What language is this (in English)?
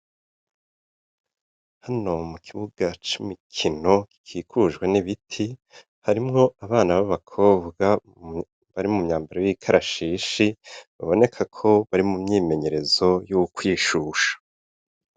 Rundi